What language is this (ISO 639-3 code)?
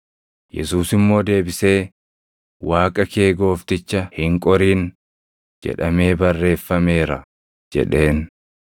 orm